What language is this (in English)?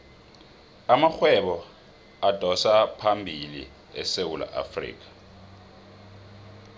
South Ndebele